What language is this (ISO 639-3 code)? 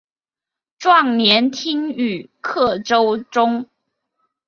zho